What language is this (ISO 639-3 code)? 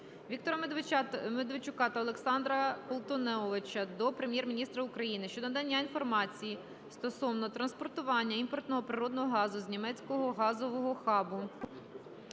ukr